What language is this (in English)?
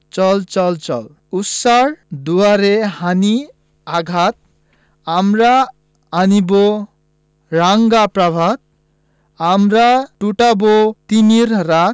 Bangla